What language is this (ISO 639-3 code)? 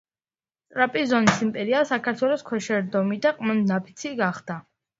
kat